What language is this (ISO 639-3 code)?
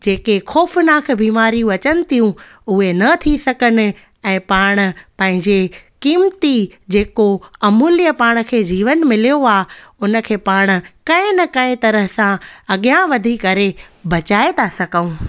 snd